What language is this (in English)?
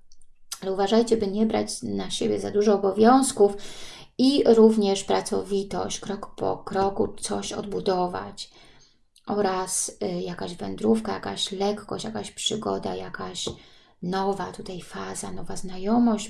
Polish